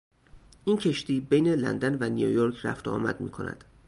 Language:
Persian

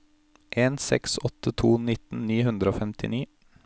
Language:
Norwegian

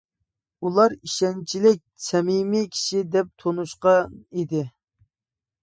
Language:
Uyghur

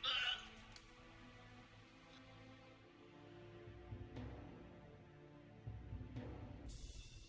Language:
Indonesian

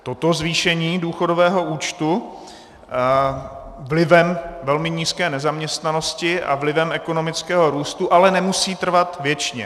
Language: Czech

